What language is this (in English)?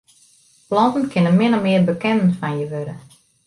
Western Frisian